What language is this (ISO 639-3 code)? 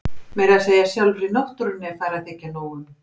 isl